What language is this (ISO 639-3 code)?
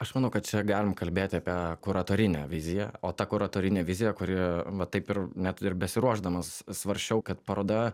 lit